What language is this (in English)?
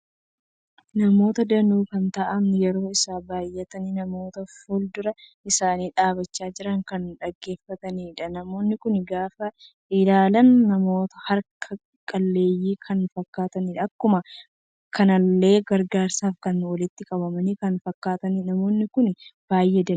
Oromo